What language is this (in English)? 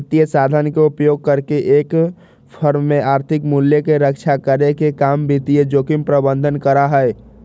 Magahi